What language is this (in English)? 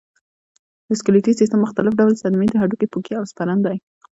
Pashto